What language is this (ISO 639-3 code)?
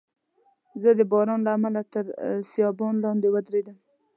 pus